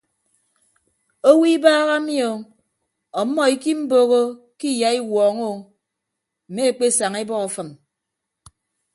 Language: Ibibio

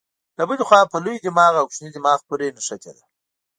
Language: Pashto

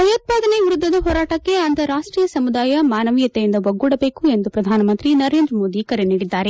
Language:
Kannada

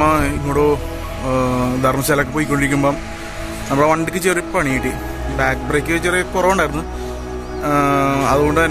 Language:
Indonesian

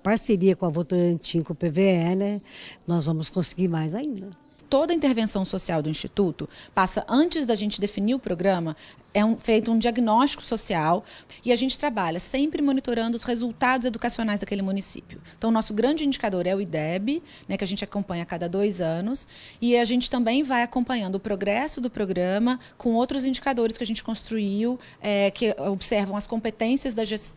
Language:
Portuguese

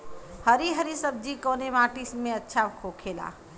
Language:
Bhojpuri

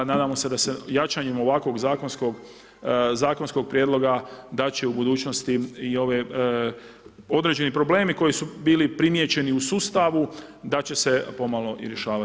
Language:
Croatian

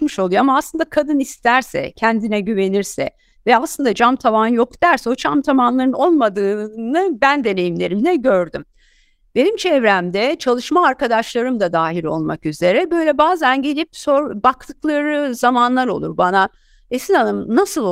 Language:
Turkish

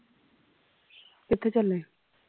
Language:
Punjabi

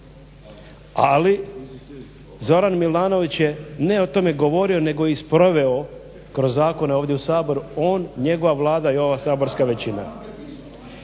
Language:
Croatian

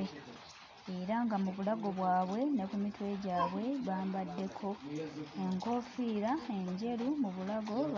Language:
Ganda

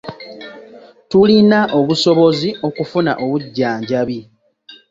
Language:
Ganda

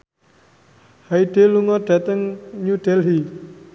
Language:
Javanese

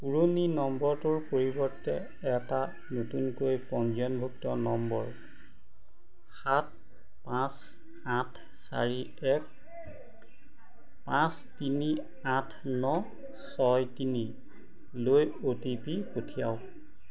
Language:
Assamese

